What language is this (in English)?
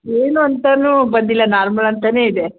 Kannada